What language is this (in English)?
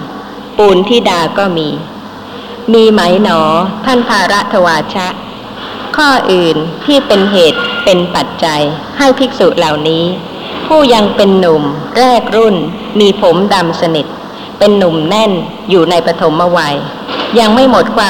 Thai